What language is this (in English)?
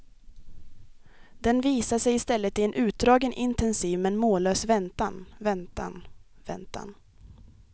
Swedish